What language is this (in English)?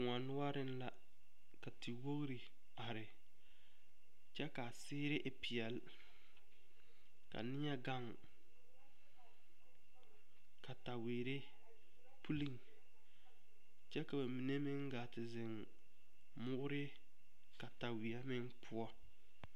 Southern Dagaare